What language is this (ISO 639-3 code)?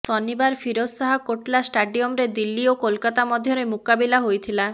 ori